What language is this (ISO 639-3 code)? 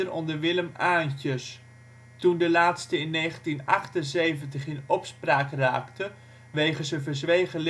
nld